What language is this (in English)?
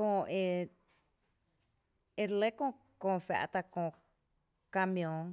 Tepinapa Chinantec